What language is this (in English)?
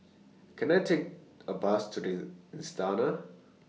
English